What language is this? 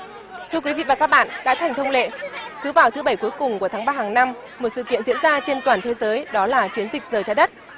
Vietnamese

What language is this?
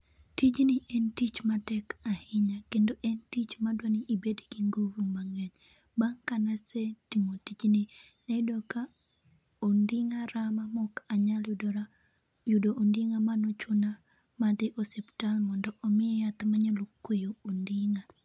Luo (Kenya and Tanzania)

